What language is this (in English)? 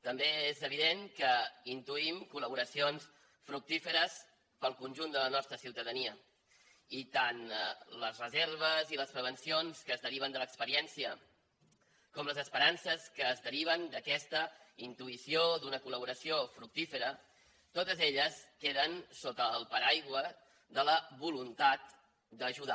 Catalan